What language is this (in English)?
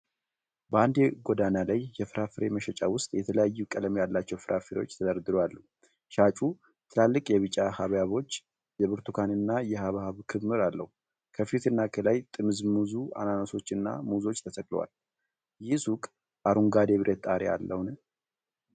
Amharic